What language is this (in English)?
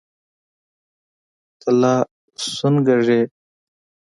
Pashto